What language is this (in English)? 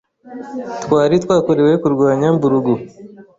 Kinyarwanda